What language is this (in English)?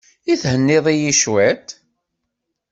Kabyle